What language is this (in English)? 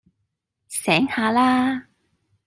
Cantonese